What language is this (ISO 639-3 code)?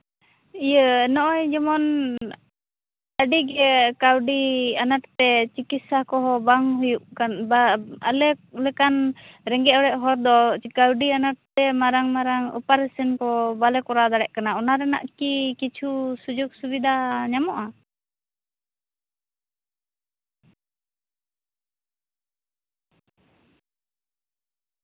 sat